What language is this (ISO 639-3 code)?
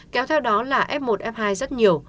vie